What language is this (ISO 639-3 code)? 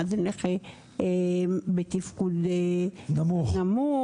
heb